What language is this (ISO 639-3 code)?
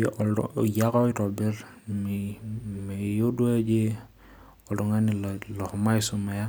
mas